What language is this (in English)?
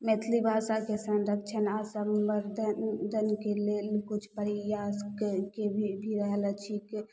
Maithili